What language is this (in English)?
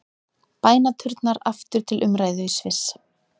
Icelandic